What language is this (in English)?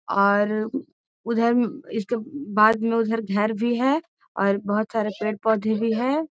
Magahi